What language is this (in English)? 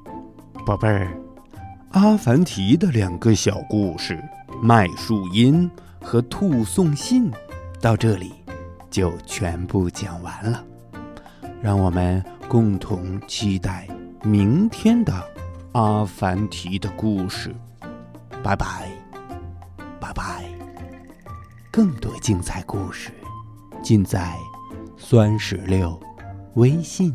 Chinese